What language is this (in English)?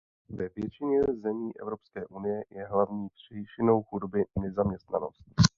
Czech